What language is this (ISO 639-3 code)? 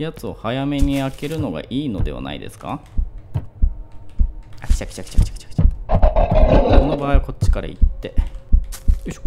jpn